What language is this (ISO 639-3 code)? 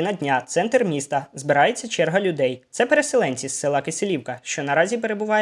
ukr